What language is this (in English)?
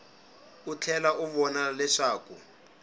Tsonga